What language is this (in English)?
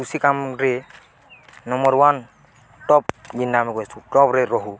Odia